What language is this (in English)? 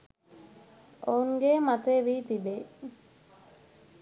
Sinhala